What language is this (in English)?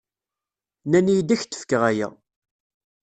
Kabyle